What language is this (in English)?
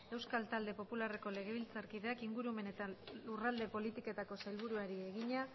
Basque